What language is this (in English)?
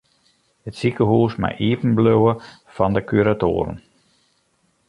Western Frisian